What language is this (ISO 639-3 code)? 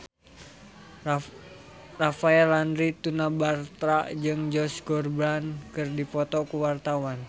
sun